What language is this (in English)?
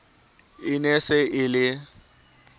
Southern Sotho